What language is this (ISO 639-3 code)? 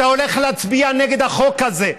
heb